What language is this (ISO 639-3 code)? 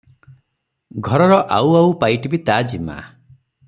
ori